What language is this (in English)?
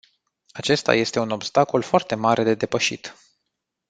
Romanian